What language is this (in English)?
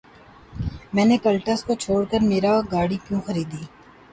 Urdu